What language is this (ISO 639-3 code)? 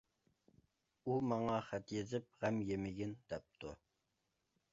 uig